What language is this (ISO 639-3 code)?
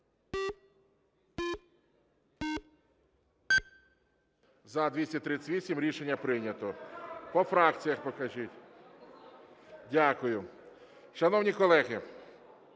ukr